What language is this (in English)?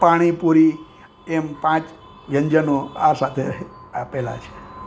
Gujarati